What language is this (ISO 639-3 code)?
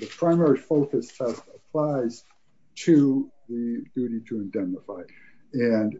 eng